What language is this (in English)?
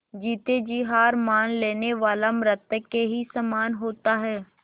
Hindi